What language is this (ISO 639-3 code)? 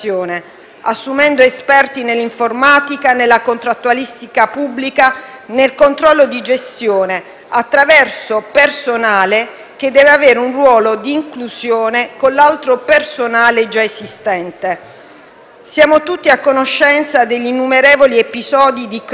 ita